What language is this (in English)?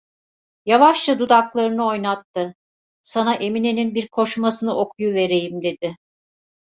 Turkish